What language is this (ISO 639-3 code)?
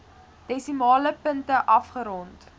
afr